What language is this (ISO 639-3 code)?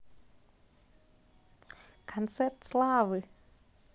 rus